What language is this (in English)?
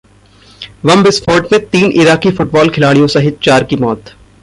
Hindi